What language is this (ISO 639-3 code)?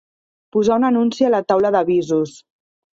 cat